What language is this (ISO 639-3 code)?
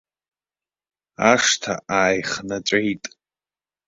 abk